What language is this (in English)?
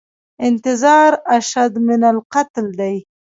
Pashto